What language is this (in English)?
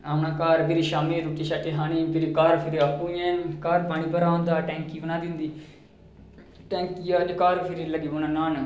Dogri